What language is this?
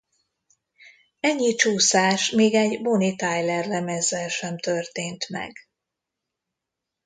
Hungarian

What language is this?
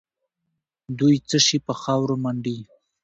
Pashto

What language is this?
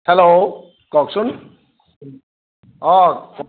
Assamese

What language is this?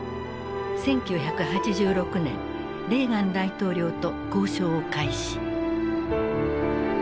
Japanese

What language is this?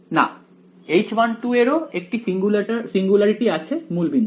Bangla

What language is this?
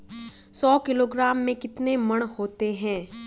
Hindi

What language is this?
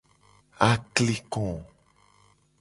Gen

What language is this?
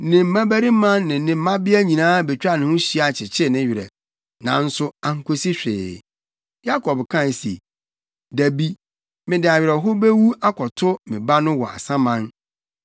Akan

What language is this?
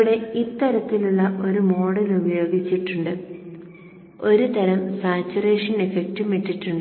Malayalam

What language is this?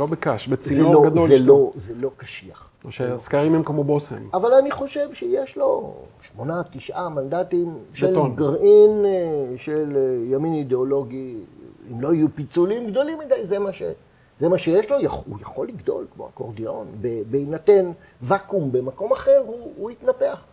Hebrew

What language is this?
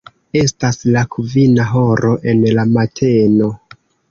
Esperanto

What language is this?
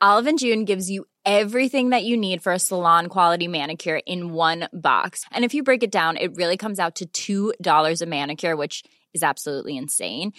Swedish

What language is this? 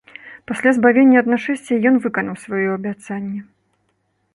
Belarusian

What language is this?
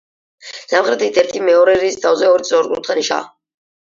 Georgian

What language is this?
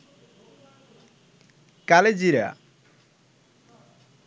Bangla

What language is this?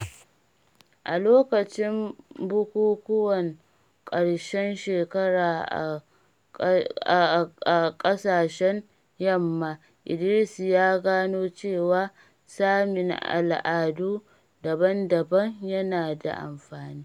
Hausa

